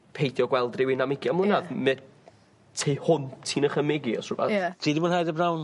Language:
Welsh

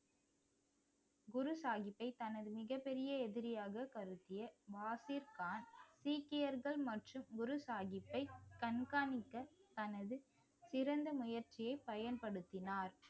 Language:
Tamil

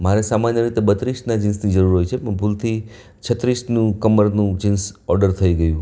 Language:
Gujarati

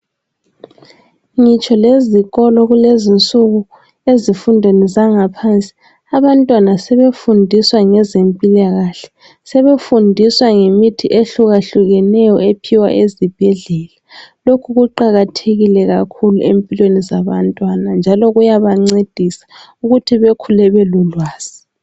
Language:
North Ndebele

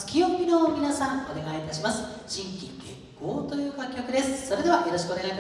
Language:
Japanese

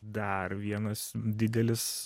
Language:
Lithuanian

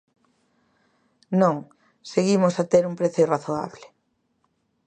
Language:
Galician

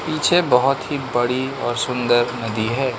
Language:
Hindi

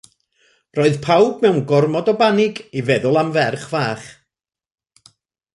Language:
Welsh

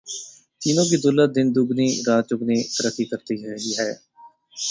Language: Urdu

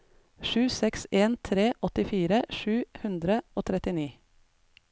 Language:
Norwegian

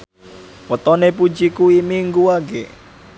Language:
Javanese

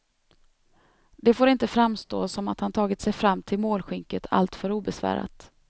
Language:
Swedish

